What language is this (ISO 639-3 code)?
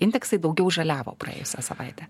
lit